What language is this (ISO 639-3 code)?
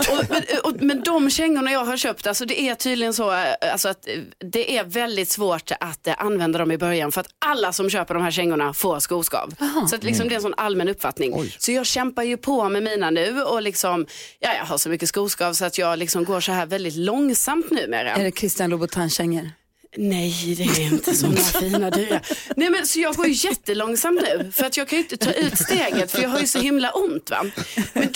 swe